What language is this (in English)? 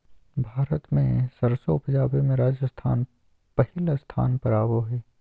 Magahi